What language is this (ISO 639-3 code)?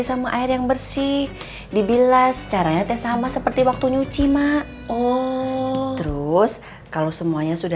ind